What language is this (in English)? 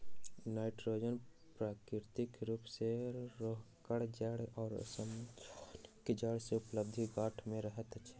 Maithili